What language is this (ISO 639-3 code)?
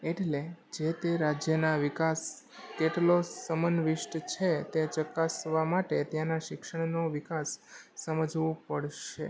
guj